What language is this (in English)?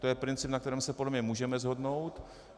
Czech